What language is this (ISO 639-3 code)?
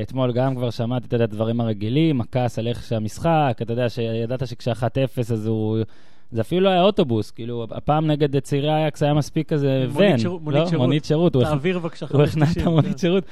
heb